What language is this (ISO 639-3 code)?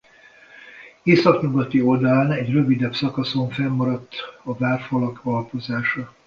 hun